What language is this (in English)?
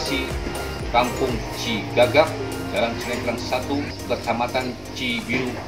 Indonesian